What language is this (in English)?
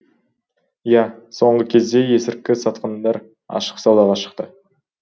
Kazakh